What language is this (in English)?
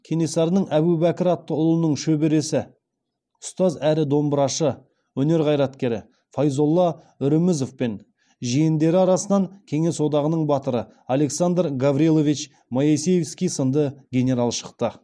Kazakh